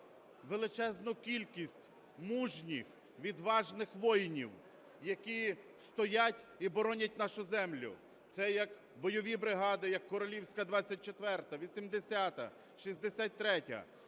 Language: Ukrainian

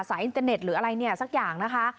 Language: Thai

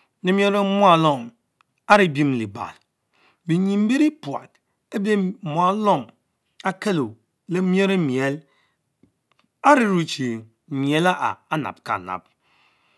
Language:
Mbe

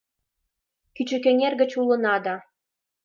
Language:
Mari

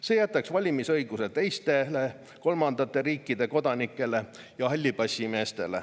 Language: Estonian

